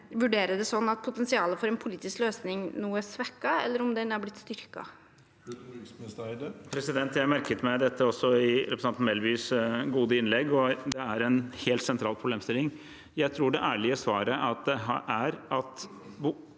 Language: Norwegian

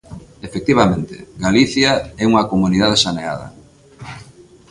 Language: Galician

